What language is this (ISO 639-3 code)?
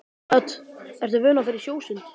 isl